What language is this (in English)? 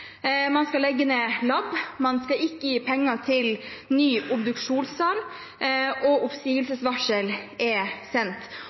Norwegian Bokmål